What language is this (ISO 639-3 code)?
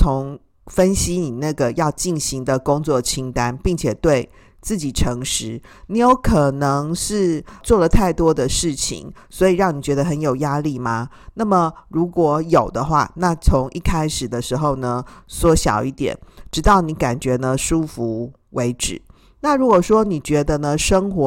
zho